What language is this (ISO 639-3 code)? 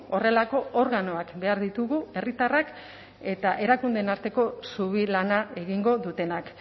eus